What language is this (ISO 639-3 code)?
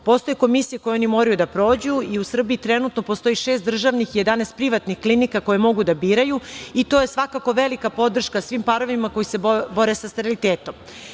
srp